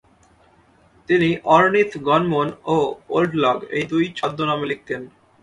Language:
Bangla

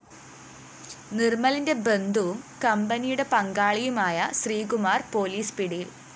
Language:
Malayalam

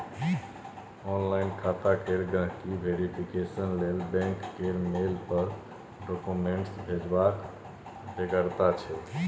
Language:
Maithili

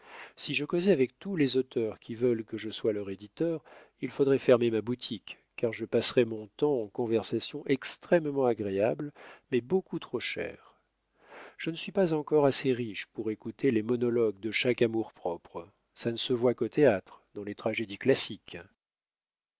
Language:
French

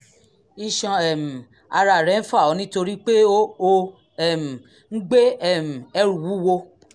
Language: Yoruba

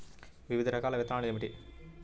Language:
Telugu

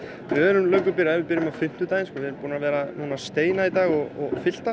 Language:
Icelandic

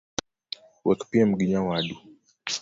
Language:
Luo (Kenya and Tanzania)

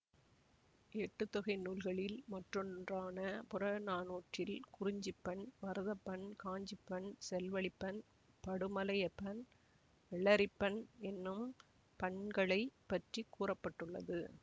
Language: Tamil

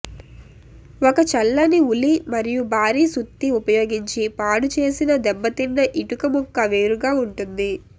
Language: Telugu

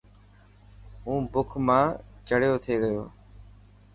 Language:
Dhatki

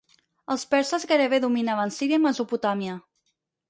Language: Catalan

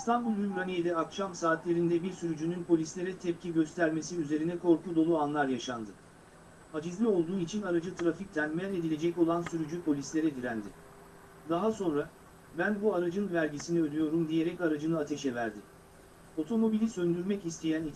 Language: Turkish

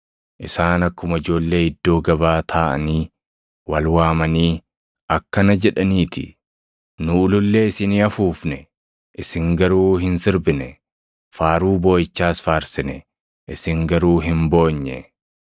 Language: Oromo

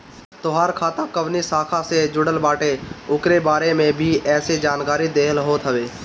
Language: Bhojpuri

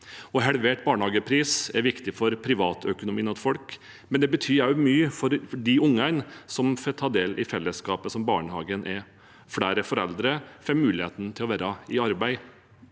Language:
Norwegian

